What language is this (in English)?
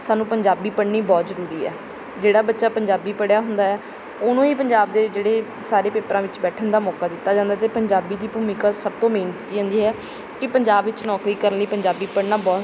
Punjabi